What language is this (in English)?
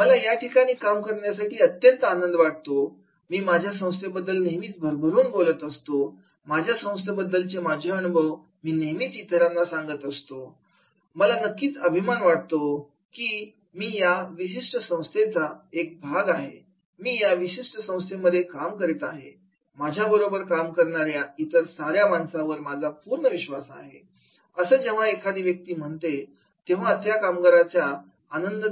Marathi